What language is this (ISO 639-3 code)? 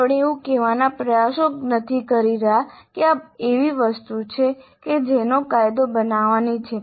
guj